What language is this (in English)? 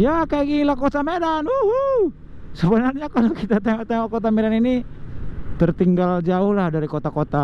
Indonesian